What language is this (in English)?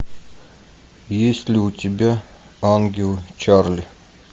Russian